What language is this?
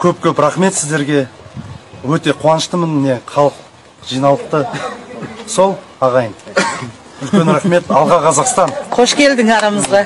Russian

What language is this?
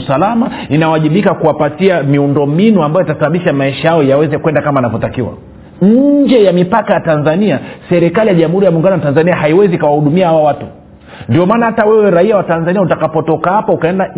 Swahili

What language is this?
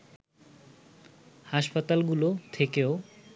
Bangla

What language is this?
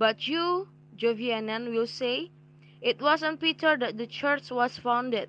Indonesian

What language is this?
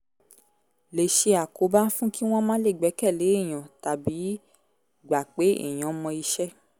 Yoruba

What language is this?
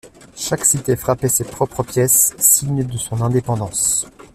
French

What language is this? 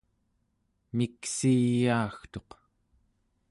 Central Yupik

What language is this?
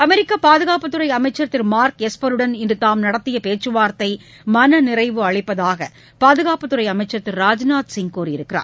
Tamil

